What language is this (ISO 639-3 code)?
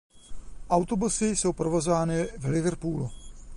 ces